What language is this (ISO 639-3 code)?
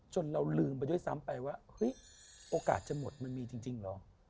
tha